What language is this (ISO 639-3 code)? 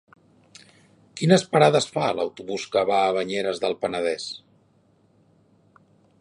cat